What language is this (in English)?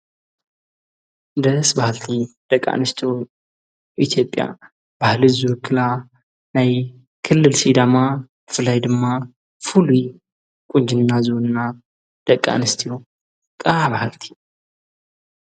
Tigrinya